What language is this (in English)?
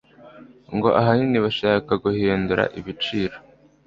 Kinyarwanda